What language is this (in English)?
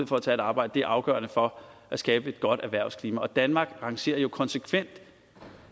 Danish